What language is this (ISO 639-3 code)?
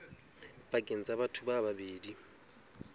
sot